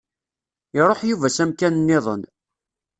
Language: Kabyle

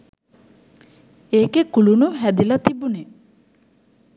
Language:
Sinhala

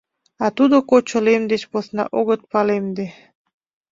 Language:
Mari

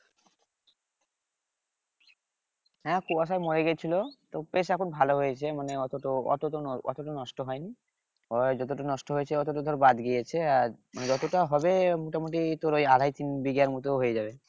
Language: Bangla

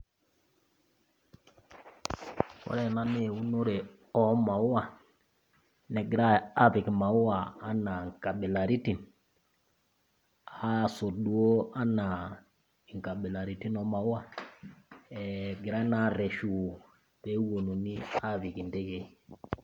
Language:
Masai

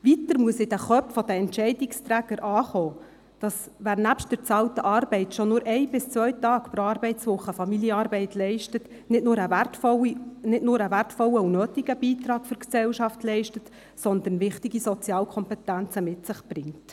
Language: Swiss German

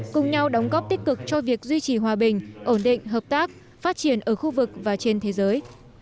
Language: Vietnamese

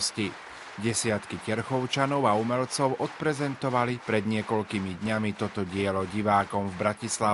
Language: Slovak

